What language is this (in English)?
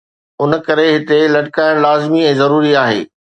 Sindhi